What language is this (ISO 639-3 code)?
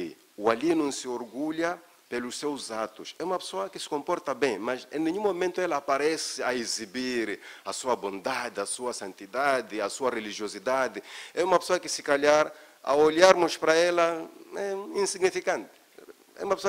por